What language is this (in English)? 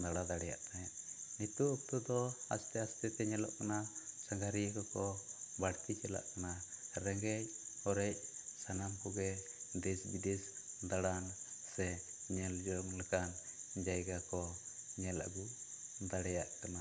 Santali